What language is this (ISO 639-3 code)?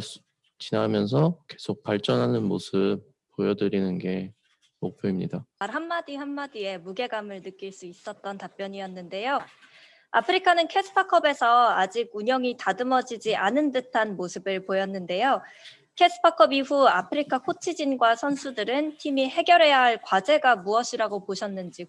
kor